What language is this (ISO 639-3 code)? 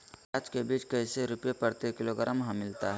mag